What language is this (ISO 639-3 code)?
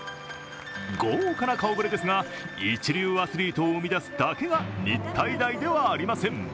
jpn